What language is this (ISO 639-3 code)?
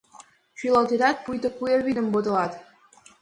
chm